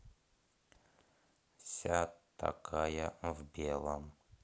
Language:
Russian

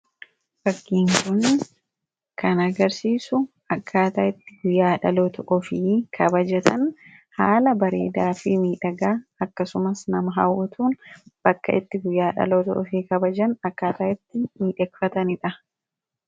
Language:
Oromo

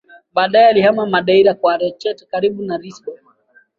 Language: Swahili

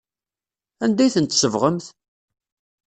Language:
Kabyle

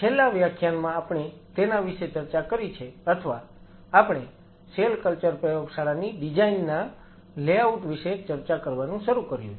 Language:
Gujarati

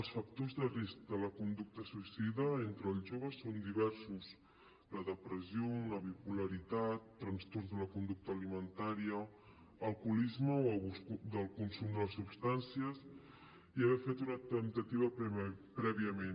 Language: Catalan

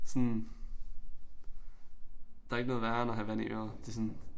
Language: Danish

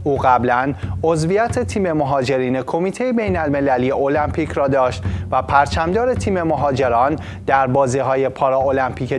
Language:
Persian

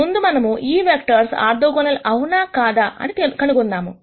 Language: Telugu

